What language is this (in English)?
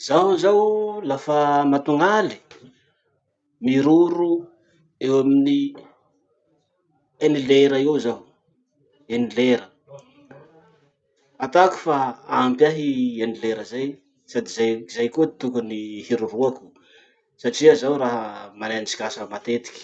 Masikoro Malagasy